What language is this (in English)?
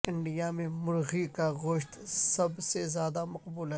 Urdu